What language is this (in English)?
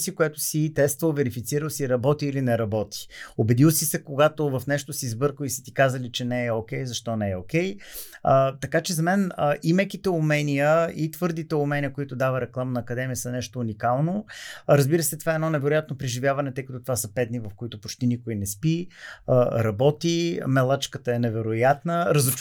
Bulgarian